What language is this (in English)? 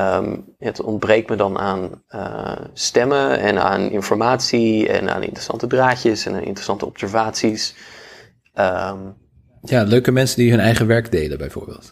Dutch